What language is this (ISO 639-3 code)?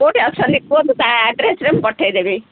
ori